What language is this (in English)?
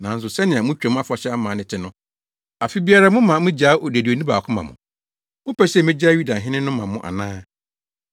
Akan